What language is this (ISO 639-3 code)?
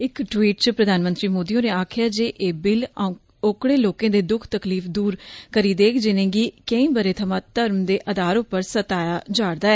doi